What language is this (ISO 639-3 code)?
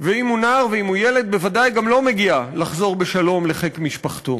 heb